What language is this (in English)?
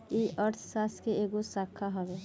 Bhojpuri